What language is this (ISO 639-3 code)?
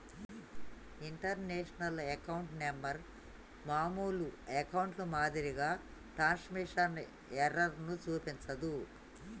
tel